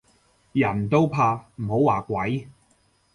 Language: Cantonese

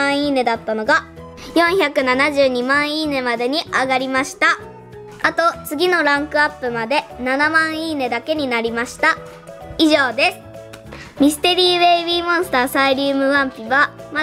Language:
Japanese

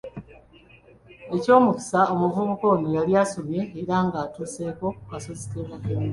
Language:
Ganda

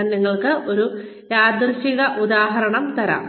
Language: Malayalam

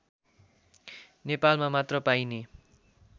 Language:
Nepali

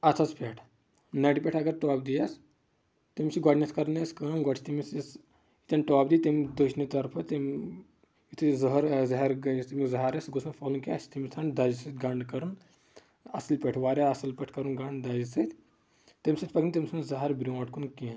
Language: Kashmiri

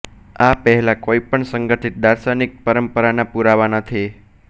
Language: Gujarati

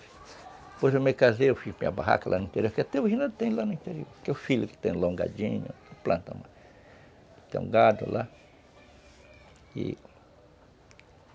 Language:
Portuguese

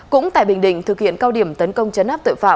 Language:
Vietnamese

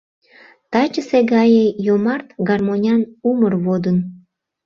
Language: Mari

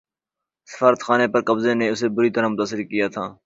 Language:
Urdu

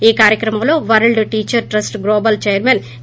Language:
Telugu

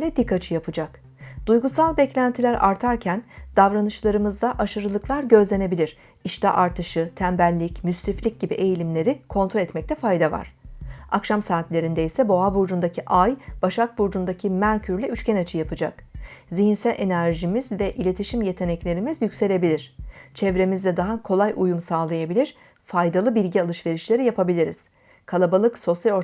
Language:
Turkish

